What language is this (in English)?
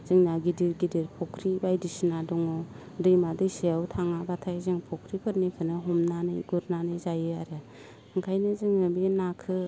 Bodo